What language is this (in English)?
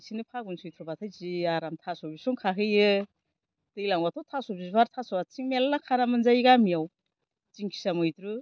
Bodo